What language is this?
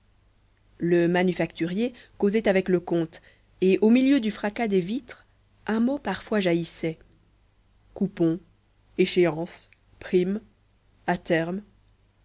French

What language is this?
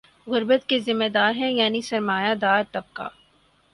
Urdu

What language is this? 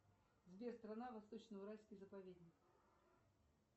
Russian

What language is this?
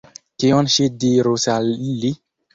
Esperanto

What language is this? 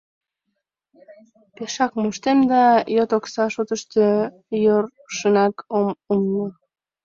Mari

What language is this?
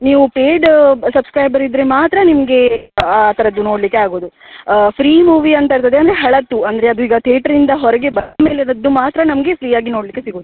Kannada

